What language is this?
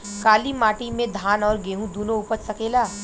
Bhojpuri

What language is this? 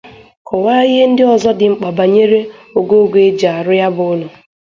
Igbo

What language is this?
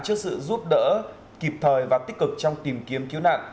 Vietnamese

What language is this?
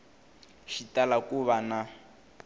Tsonga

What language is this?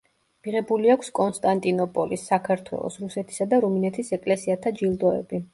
Georgian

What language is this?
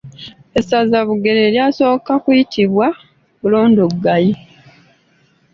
Ganda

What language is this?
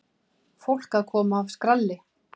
Icelandic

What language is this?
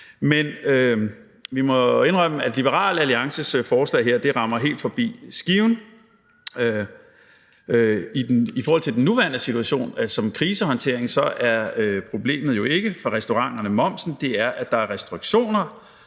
Danish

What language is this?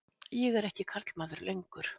Icelandic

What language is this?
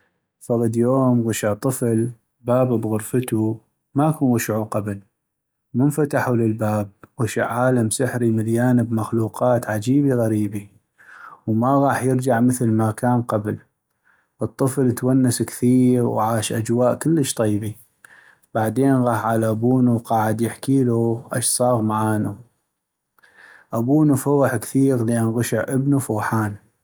North Mesopotamian Arabic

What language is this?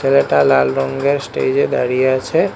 Bangla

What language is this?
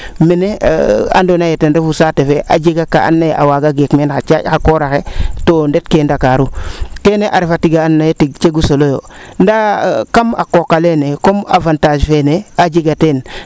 Serer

